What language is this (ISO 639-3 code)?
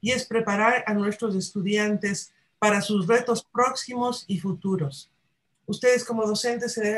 spa